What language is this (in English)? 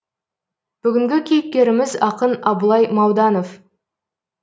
Kazakh